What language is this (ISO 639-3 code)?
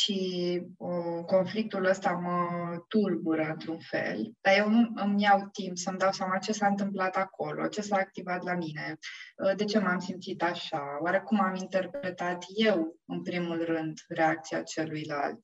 ron